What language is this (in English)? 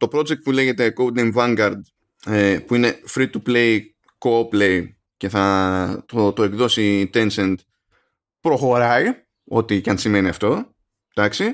Greek